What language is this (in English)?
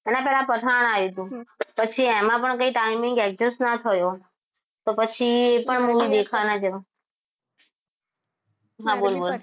Gujarati